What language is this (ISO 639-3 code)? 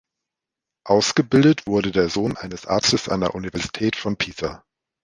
deu